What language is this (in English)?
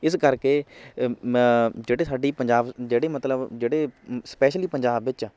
Punjabi